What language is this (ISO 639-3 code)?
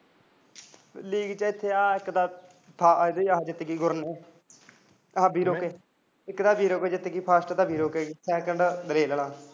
pan